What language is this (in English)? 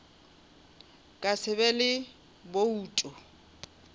Northern Sotho